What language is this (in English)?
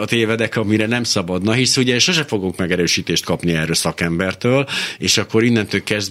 Hungarian